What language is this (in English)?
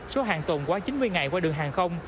Vietnamese